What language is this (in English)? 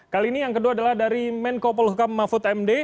Indonesian